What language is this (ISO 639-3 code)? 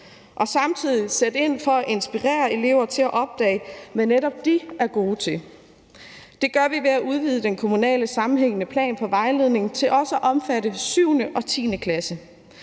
dan